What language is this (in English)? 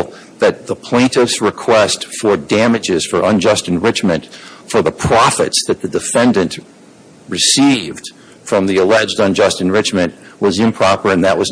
English